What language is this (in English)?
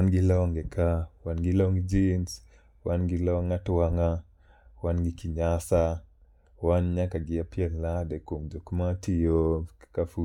Luo (Kenya and Tanzania)